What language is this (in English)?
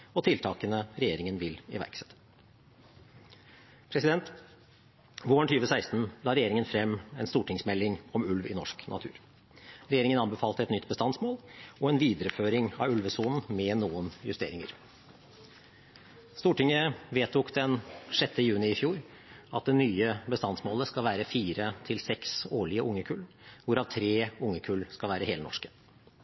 Norwegian Bokmål